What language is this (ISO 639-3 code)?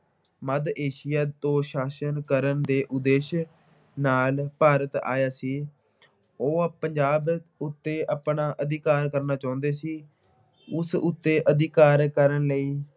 pan